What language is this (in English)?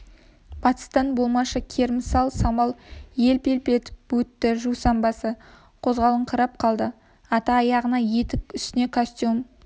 Kazakh